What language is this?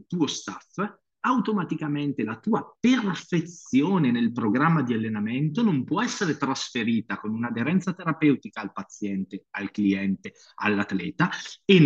Italian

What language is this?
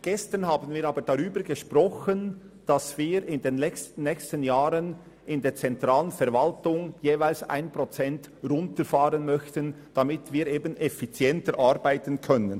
Swiss German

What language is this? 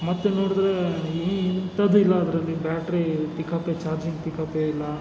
Kannada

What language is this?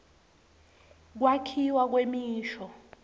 Swati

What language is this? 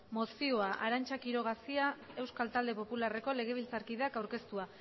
Basque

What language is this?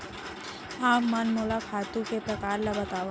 Chhattisgarhi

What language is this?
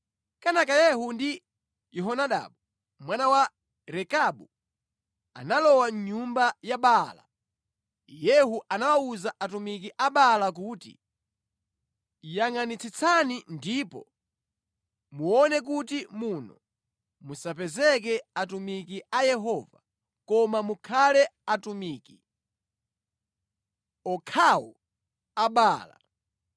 Nyanja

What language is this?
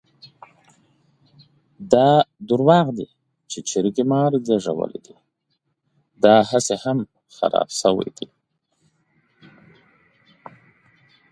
Pashto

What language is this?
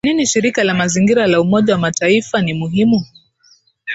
Swahili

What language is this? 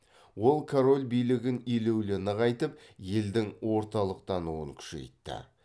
Kazakh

